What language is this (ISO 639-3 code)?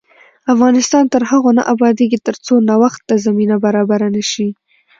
pus